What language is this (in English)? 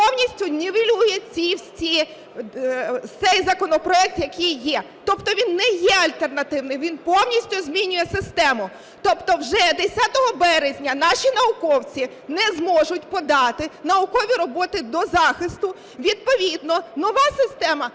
Ukrainian